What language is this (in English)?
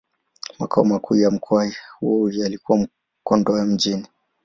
Swahili